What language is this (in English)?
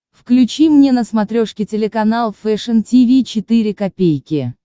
Russian